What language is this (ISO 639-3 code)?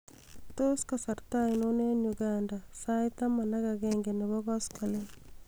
kln